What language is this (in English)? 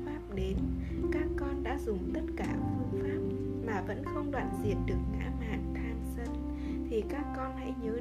Vietnamese